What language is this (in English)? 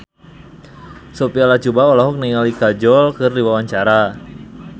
Sundanese